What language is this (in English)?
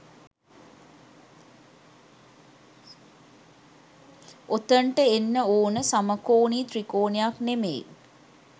Sinhala